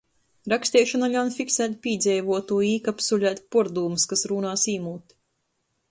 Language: Latgalian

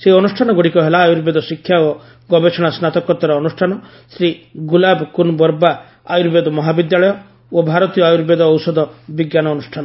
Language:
Odia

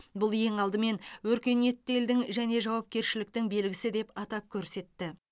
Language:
Kazakh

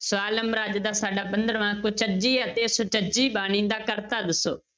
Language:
Punjabi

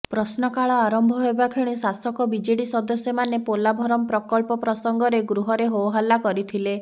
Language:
Odia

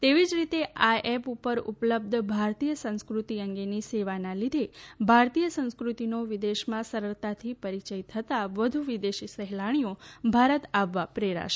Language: Gujarati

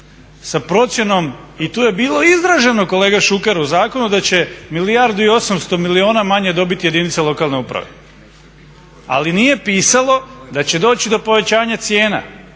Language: Croatian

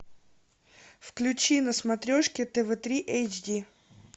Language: Russian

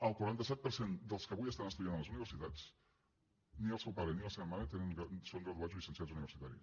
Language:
Catalan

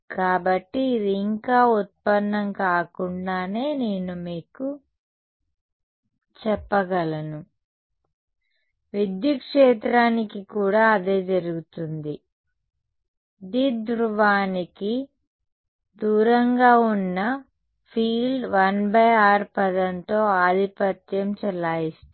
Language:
Telugu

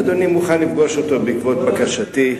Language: Hebrew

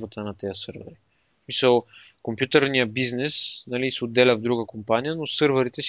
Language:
Bulgarian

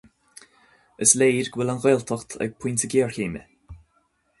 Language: Irish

